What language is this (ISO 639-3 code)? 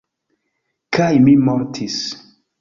epo